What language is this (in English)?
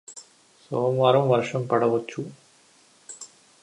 Telugu